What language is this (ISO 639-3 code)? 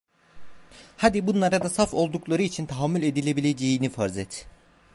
tur